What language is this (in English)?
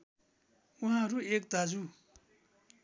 Nepali